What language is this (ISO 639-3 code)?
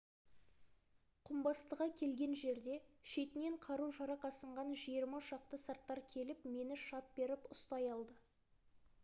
kaz